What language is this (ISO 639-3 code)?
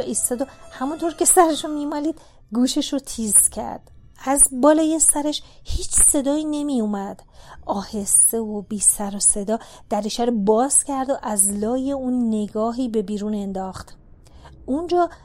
fas